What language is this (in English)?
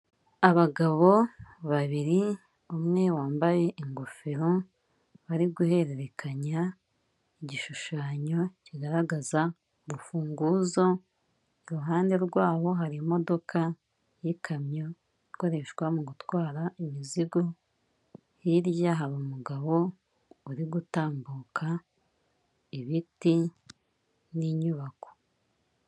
Kinyarwanda